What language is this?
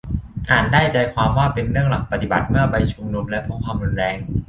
Thai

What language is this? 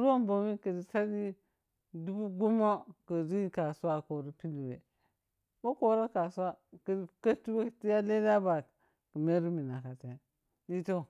Piya-Kwonci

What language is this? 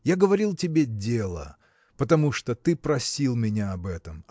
Russian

